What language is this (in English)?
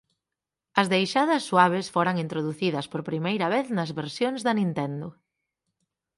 Galician